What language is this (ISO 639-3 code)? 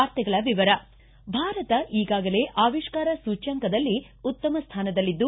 kan